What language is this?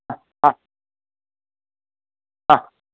Sanskrit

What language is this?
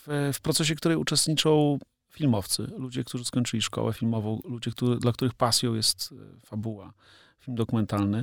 Polish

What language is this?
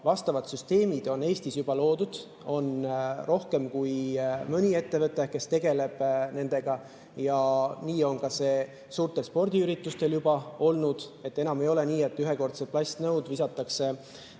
Estonian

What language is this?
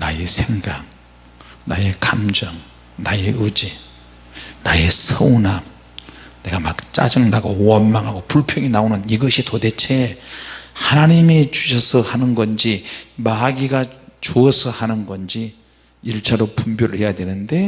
Korean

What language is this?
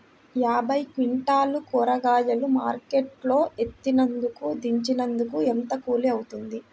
Telugu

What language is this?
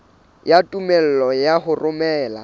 Southern Sotho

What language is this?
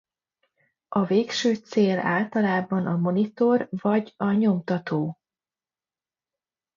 Hungarian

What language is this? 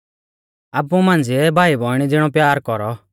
Mahasu Pahari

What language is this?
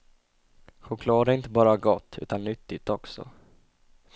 Swedish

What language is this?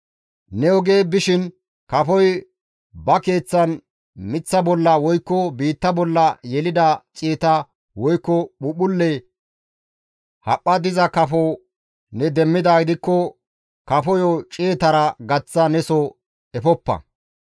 Gamo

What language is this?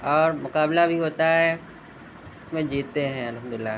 Urdu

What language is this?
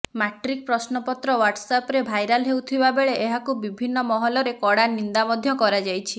Odia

